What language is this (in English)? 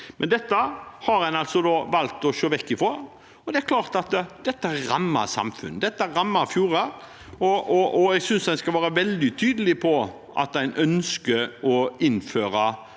Norwegian